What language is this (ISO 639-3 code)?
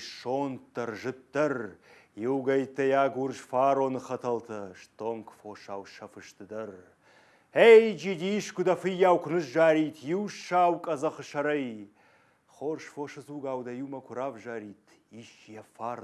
rus